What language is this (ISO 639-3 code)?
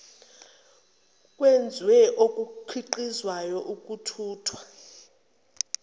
zul